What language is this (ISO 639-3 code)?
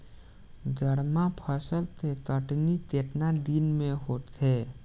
bho